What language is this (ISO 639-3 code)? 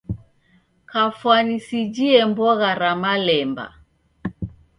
dav